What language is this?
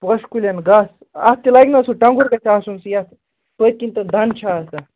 Kashmiri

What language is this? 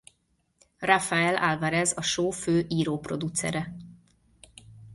Hungarian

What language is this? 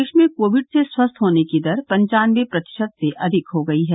Hindi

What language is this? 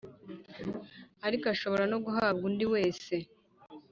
Kinyarwanda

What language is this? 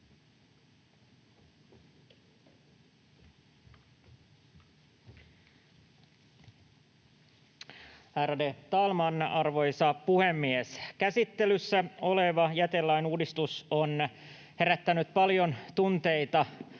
Finnish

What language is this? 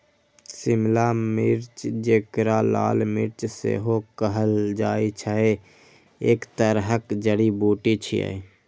Maithili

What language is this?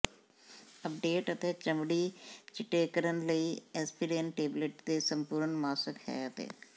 Punjabi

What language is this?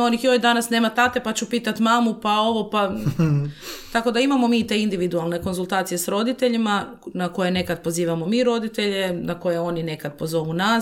Croatian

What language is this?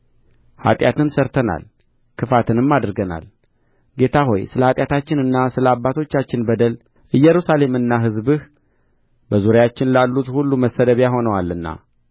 Amharic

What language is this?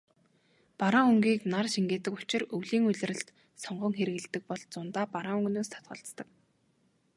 Mongolian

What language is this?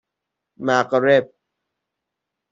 Persian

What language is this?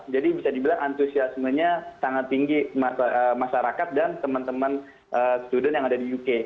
Indonesian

